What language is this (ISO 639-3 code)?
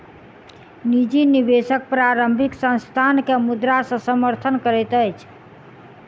mai